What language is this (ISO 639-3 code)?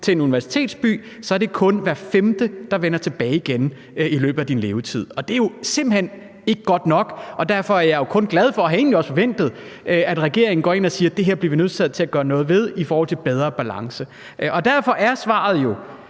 dan